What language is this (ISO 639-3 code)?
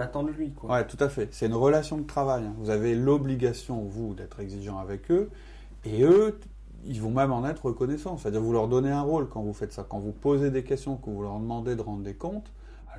fra